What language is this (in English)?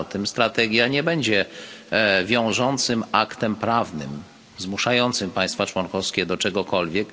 Polish